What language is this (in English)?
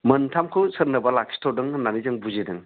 Bodo